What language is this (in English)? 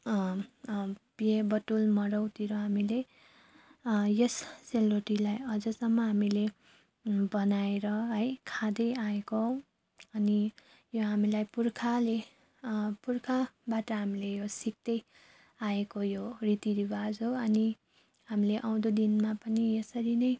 Nepali